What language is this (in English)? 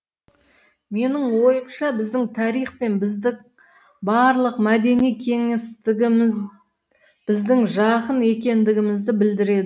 Kazakh